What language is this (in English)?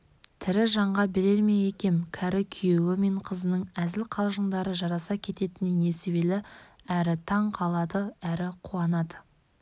Kazakh